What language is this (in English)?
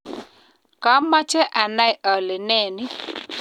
Kalenjin